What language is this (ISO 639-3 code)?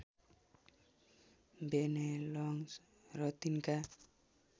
nep